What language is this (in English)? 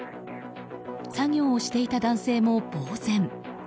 Japanese